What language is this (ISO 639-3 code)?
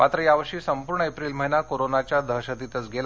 mar